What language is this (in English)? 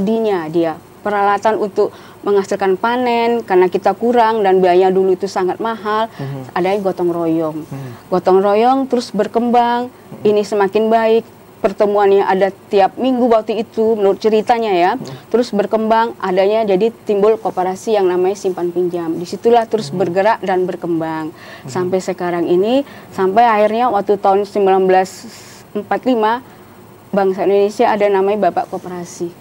Indonesian